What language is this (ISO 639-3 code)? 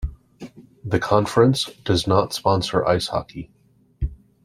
eng